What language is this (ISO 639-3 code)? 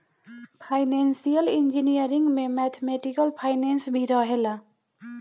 bho